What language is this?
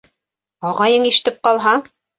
Bashkir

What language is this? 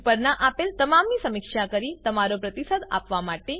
Gujarati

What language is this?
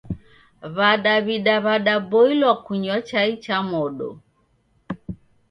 Taita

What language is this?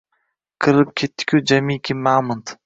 Uzbek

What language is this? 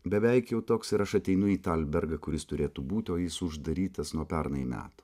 Lithuanian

